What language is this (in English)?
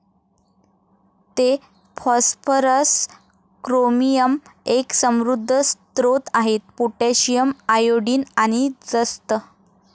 Marathi